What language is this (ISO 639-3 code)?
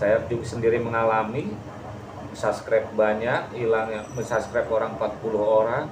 ind